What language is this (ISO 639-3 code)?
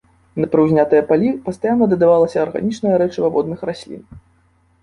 bel